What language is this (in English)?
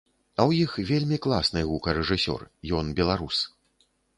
Belarusian